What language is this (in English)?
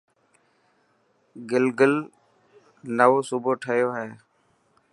Dhatki